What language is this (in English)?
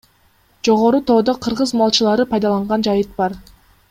Kyrgyz